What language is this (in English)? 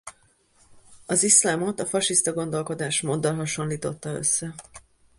Hungarian